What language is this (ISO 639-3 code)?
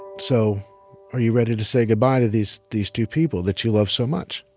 eng